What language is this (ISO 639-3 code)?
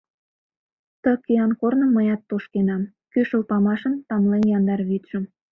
chm